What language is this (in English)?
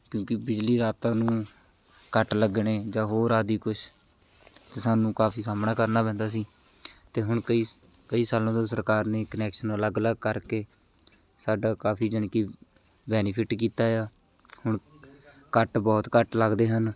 Punjabi